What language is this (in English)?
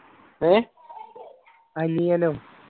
Malayalam